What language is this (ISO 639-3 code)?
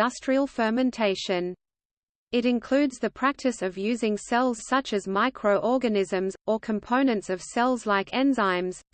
eng